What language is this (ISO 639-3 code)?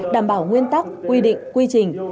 vie